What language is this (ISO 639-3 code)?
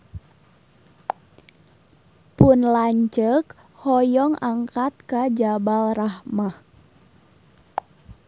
sun